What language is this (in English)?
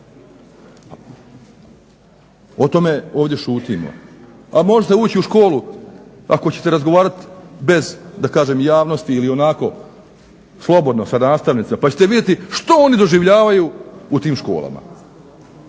Croatian